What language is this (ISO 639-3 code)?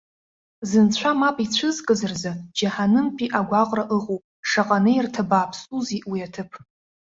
abk